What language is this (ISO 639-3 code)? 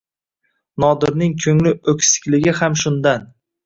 uzb